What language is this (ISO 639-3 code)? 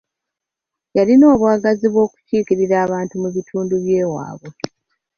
lug